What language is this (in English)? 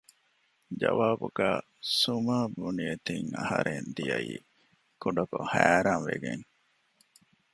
Divehi